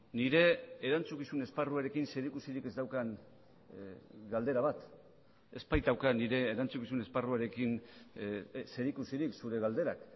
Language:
Basque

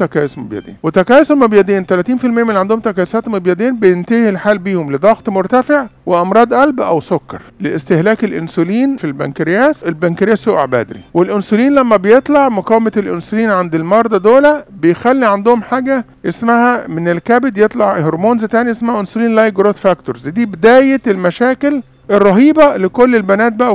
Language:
Arabic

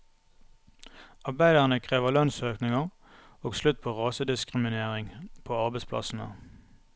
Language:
Norwegian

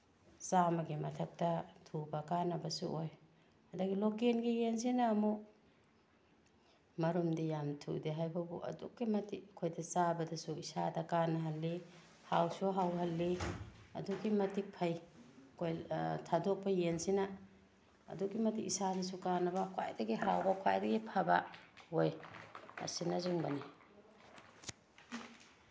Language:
Manipuri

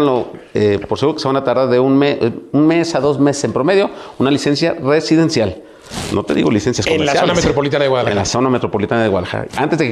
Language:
Spanish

